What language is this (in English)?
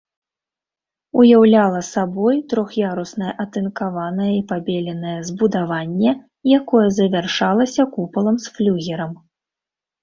Belarusian